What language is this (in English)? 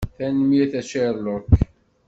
Kabyle